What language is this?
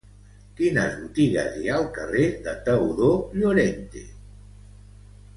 Catalan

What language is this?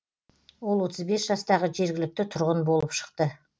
Kazakh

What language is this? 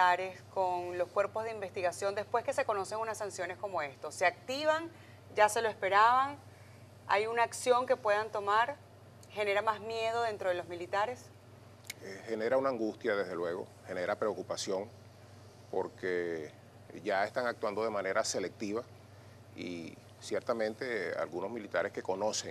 Spanish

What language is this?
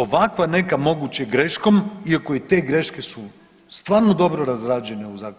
Croatian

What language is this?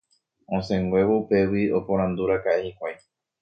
Guarani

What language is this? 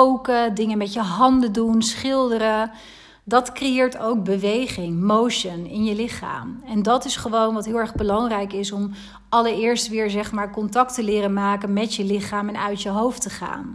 Dutch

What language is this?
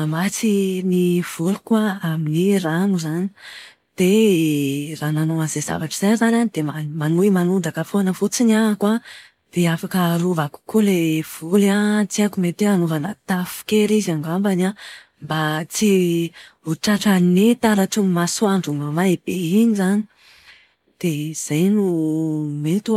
Malagasy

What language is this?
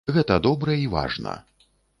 Belarusian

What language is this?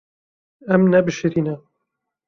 Kurdish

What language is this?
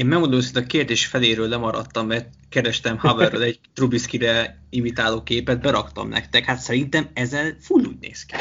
Hungarian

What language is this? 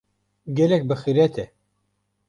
Kurdish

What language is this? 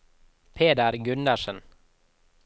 Norwegian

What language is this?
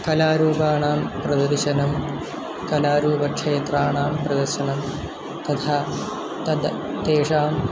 Sanskrit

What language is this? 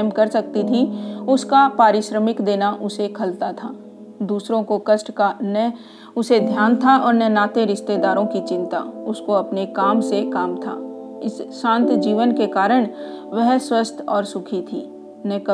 Hindi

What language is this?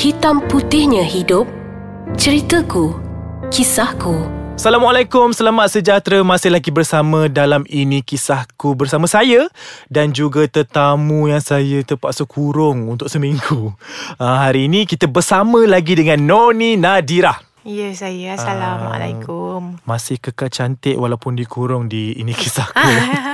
Malay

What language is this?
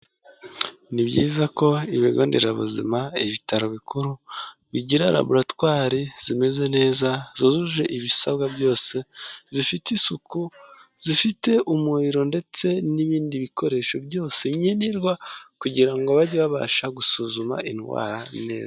Kinyarwanda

